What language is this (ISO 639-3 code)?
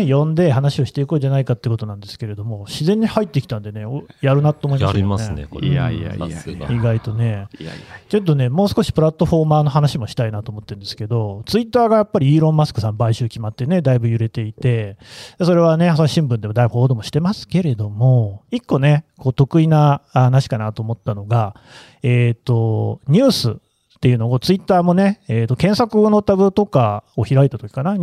jpn